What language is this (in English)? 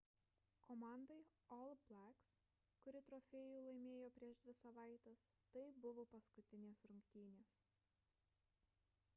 Lithuanian